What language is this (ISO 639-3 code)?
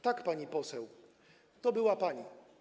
pol